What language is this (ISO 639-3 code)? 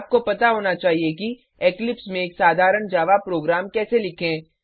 hin